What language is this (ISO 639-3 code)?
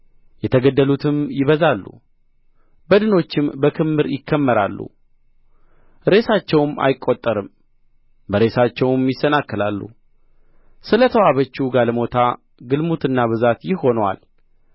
amh